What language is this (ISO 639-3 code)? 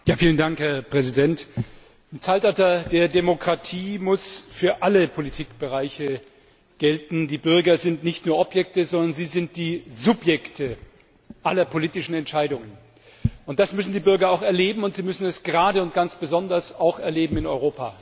deu